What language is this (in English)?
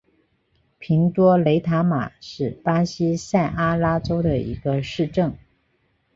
Chinese